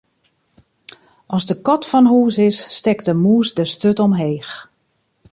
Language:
Western Frisian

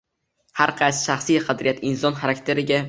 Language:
Uzbek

